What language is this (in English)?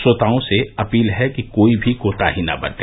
Hindi